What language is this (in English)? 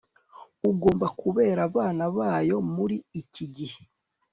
Kinyarwanda